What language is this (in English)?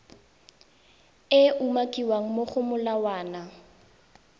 Tswana